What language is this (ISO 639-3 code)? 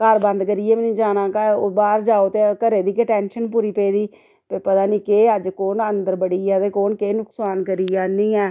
doi